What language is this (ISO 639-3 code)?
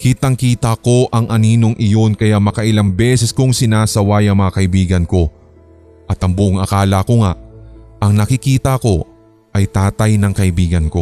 fil